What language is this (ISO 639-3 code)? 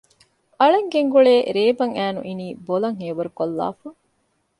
div